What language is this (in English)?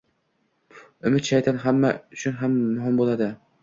Uzbek